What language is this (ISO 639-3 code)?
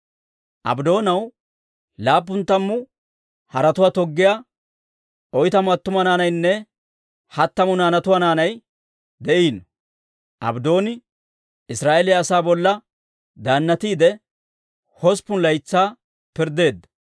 dwr